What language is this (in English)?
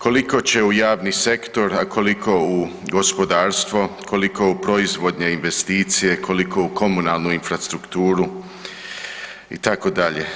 Croatian